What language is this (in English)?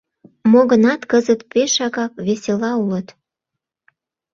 Mari